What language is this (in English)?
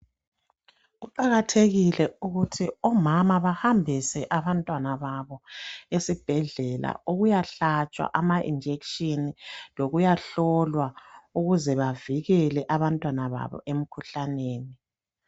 North Ndebele